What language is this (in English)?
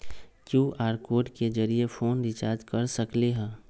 Magahi